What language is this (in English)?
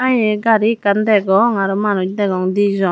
Chakma